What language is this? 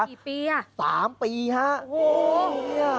Thai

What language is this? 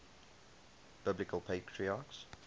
English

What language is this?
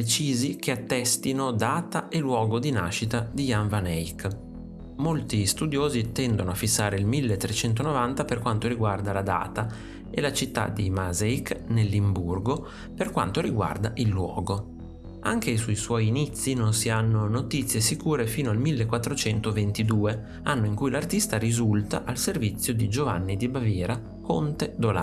Italian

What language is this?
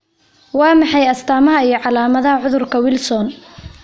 Somali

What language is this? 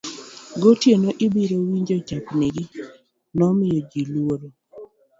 Luo (Kenya and Tanzania)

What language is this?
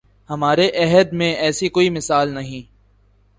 Urdu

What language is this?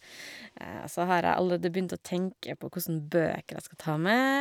Norwegian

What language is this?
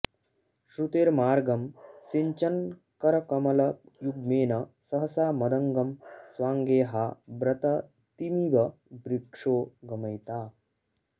Sanskrit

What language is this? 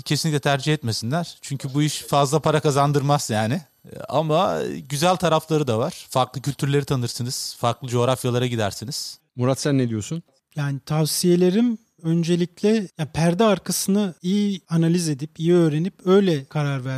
Turkish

